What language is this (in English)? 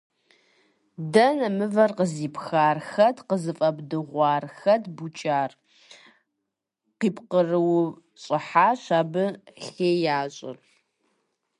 Kabardian